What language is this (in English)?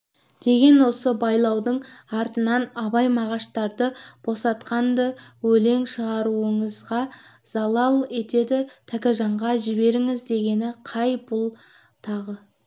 Kazakh